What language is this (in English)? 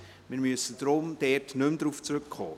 Swiss German